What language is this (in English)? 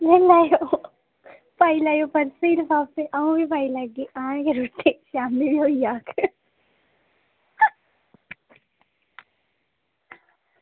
Dogri